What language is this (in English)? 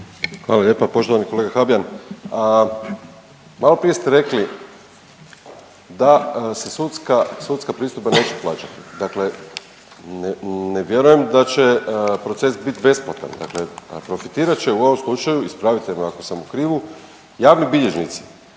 Croatian